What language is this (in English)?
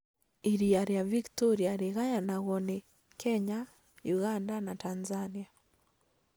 Kikuyu